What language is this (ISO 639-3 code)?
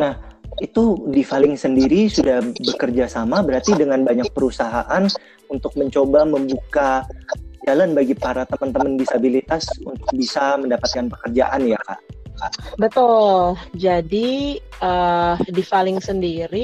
ind